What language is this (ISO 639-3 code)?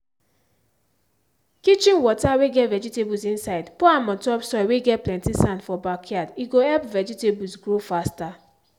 pcm